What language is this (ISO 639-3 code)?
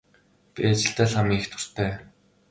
mon